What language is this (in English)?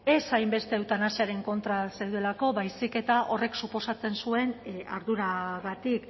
Basque